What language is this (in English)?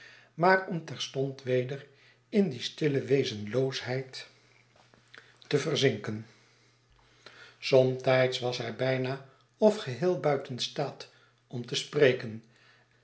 Dutch